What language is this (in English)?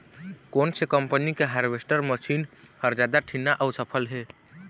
Chhattisgarhi